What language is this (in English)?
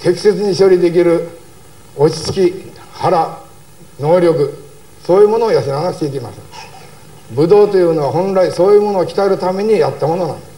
Japanese